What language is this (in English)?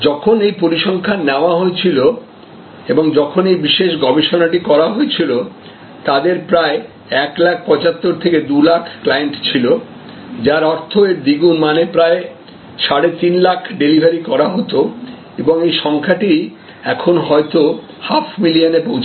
Bangla